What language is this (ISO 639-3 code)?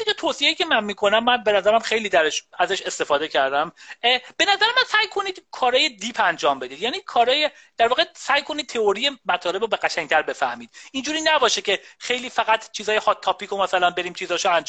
fas